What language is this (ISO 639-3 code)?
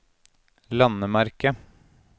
nor